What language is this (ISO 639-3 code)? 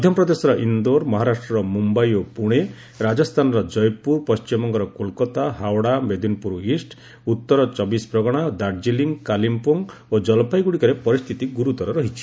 ori